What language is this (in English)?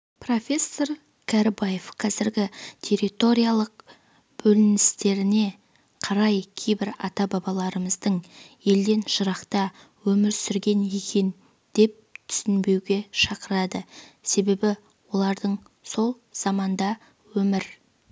Kazakh